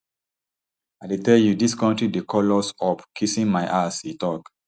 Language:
Nigerian Pidgin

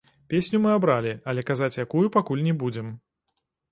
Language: Belarusian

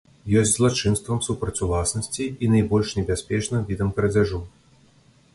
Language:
Belarusian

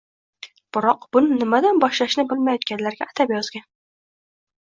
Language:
Uzbek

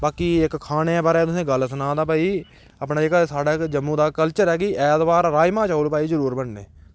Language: Dogri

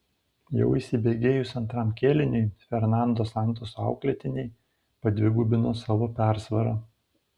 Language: Lithuanian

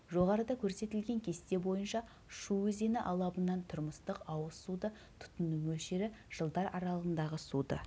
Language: Kazakh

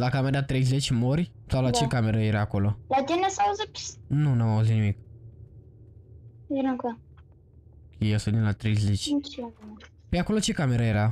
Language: Romanian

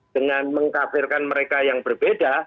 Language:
Indonesian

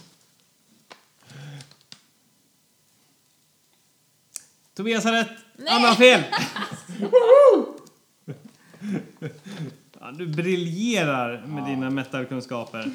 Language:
Swedish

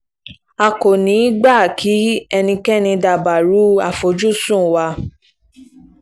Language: Yoruba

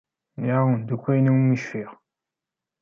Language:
Kabyle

